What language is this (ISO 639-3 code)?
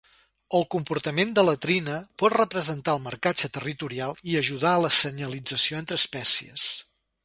cat